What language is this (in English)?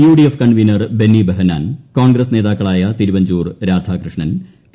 Malayalam